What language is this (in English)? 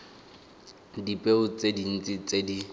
Tswana